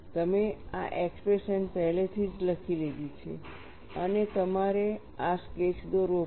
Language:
Gujarati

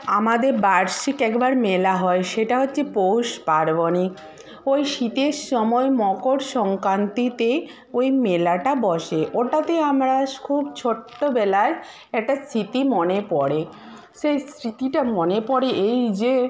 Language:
Bangla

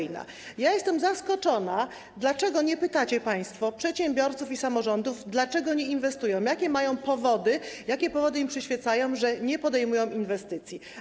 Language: Polish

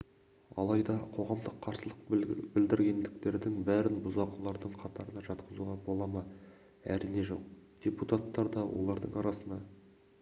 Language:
Kazakh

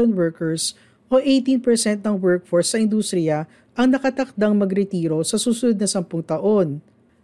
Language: Filipino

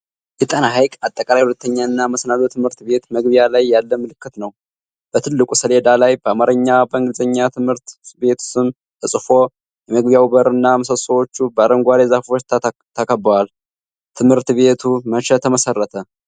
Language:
Amharic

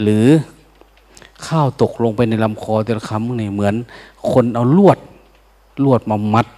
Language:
Thai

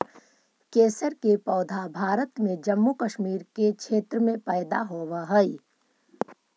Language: Magahi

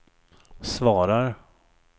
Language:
Swedish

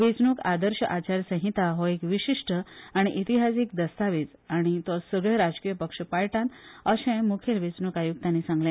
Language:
Konkani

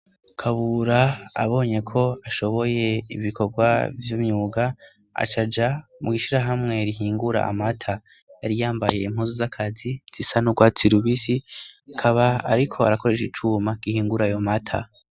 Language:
Rundi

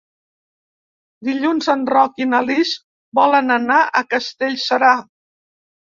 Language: Catalan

